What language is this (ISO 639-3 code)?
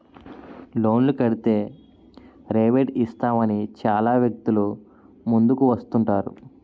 tel